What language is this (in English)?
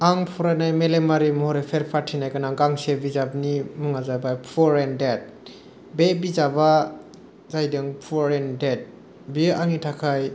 Bodo